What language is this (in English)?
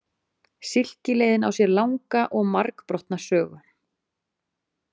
Icelandic